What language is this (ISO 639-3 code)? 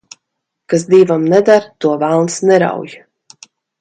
lav